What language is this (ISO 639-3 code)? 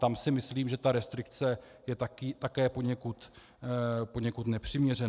ces